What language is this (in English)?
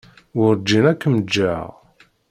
Kabyle